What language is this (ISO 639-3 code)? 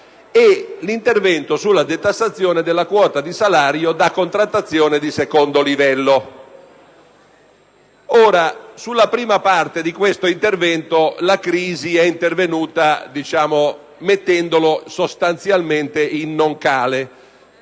ita